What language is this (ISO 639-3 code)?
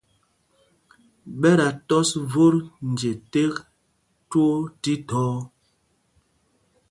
mgg